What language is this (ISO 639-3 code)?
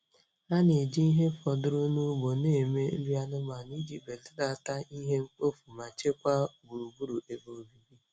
ibo